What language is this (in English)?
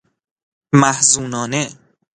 Persian